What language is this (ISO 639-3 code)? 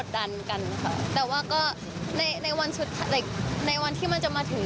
tha